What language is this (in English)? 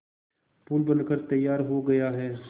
Hindi